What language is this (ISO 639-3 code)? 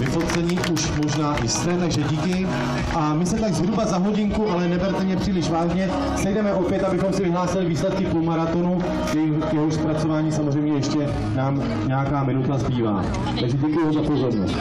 ces